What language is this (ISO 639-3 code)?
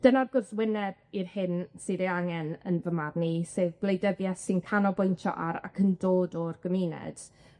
cym